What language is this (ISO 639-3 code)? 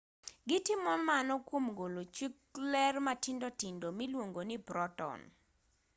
luo